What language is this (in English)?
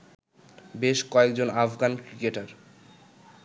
Bangla